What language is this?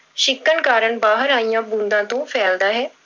Punjabi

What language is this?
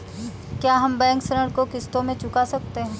Hindi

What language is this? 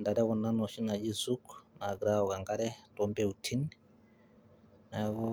Masai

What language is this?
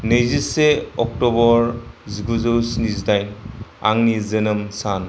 Bodo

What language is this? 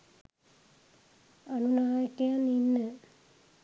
Sinhala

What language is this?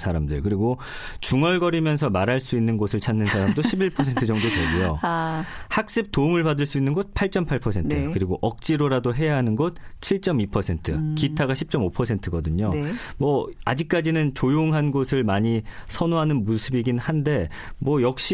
Korean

